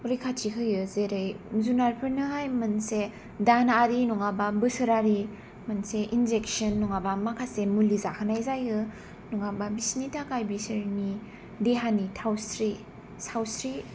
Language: Bodo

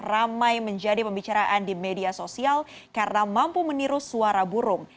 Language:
Indonesian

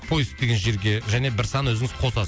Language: Kazakh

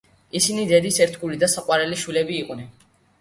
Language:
Georgian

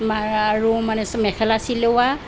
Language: Assamese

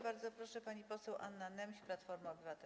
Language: Polish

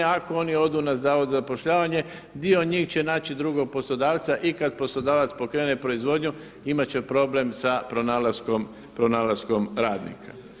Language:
Croatian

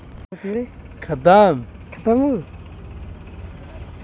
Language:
Bhojpuri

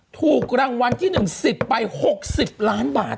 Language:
Thai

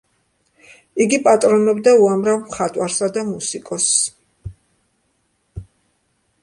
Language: Georgian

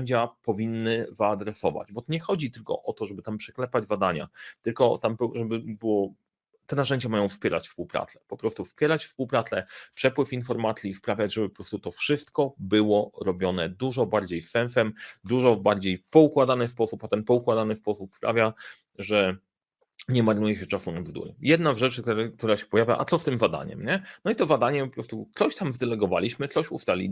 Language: Polish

